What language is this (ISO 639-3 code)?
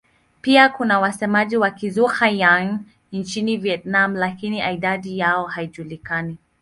swa